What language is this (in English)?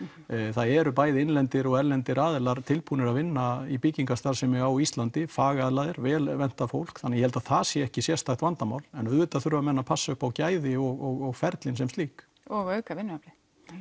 Icelandic